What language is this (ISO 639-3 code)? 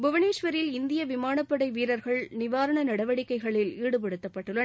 tam